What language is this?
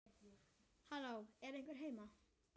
Icelandic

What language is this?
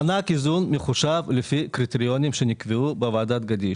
Hebrew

